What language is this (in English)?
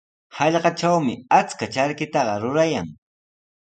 Sihuas Ancash Quechua